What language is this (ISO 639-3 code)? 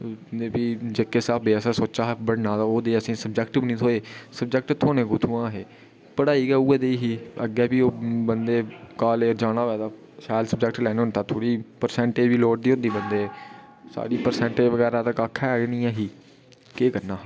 doi